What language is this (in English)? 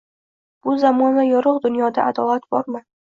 Uzbek